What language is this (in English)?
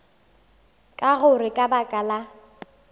Northern Sotho